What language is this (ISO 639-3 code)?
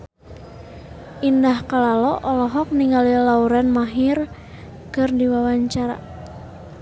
sun